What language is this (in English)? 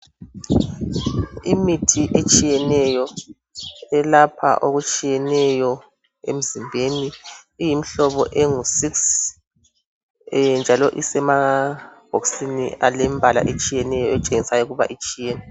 North Ndebele